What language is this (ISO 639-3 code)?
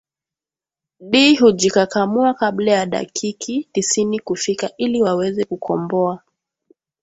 swa